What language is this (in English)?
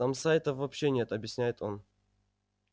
Russian